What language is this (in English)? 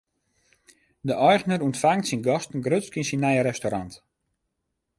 Western Frisian